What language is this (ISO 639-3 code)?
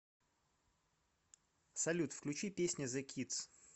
rus